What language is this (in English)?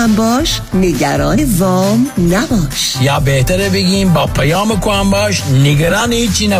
Persian